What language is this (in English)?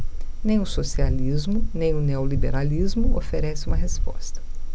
Portuguese